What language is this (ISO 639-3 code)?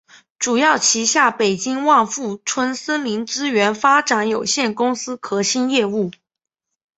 zho